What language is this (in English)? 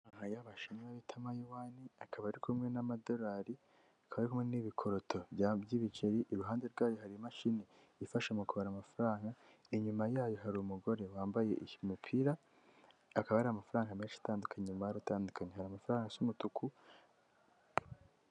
Kinyarwanda